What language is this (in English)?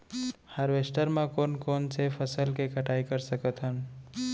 Chhattisgarhi